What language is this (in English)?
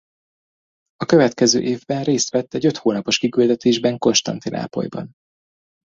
Hungarian